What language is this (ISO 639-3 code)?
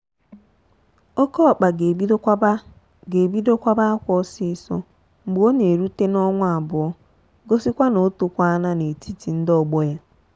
ibo